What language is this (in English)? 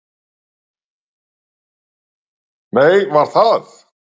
Icelandic